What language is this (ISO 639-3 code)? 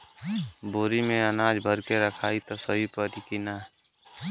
bho